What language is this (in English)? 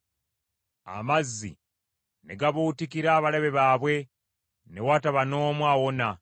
Ganda